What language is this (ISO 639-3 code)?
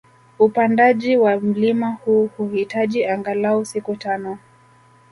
swa